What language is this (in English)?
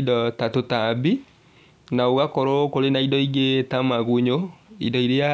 Kikuyu